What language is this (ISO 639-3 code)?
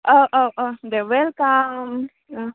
brx